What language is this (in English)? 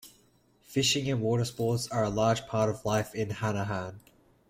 English